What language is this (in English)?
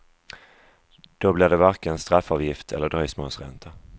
Swedish